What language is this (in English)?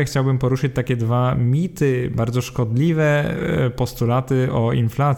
Polish